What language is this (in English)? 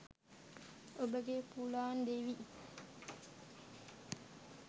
Sinhala